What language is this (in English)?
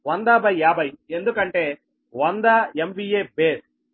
Telugu